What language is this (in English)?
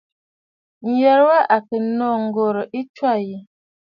Bafut